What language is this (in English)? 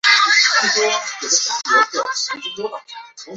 Chinese